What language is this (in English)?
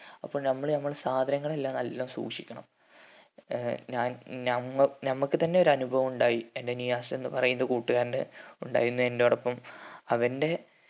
Malayalam